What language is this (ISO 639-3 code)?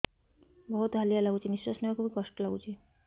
ori